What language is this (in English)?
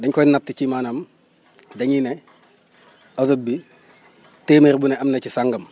Wolof